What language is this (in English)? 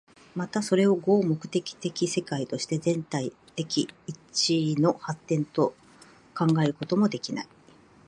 Japanese